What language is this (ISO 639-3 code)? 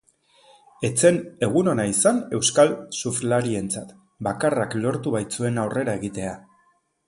eus